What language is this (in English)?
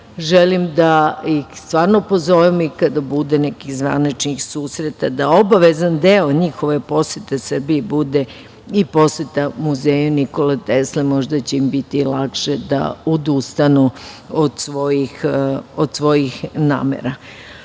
Serbian